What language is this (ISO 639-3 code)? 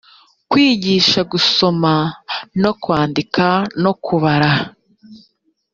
kin